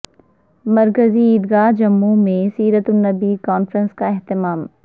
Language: Urdu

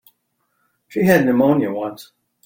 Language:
English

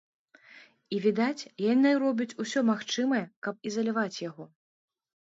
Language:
Belarusian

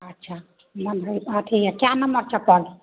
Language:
Maithili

